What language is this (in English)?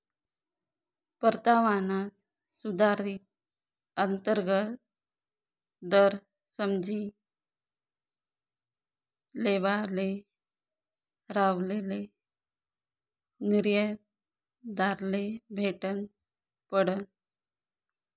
Marathi